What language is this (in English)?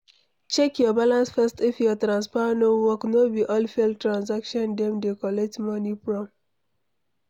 Nigerian Pidgin